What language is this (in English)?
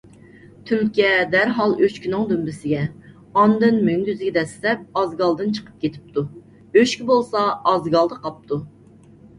Uyghur